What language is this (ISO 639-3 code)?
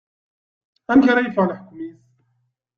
kab